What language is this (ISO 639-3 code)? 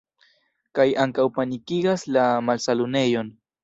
epo